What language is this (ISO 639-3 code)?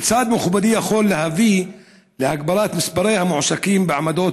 heb